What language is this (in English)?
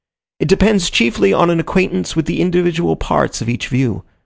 English